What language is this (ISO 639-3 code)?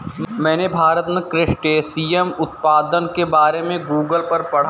hin